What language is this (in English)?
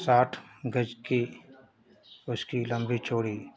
Hindi